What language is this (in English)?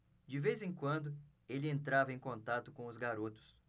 Portuguese